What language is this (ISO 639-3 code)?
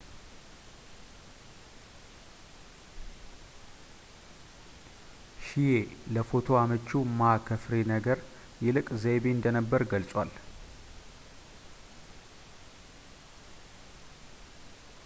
amh